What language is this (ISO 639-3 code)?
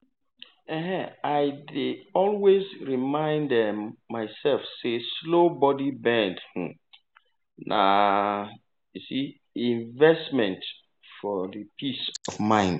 pcm